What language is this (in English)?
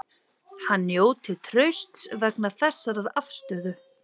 Icelandic